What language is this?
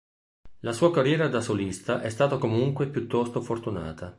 Italian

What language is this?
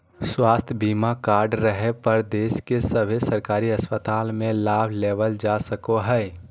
Magahi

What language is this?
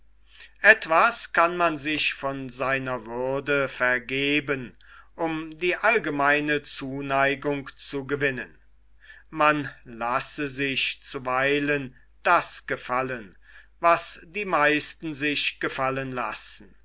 German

